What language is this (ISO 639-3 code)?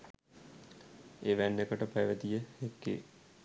sin